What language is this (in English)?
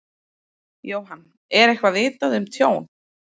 Icelandic